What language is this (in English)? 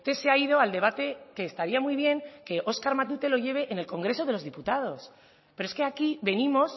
Spanish